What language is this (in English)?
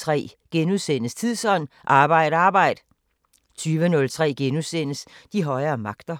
Danish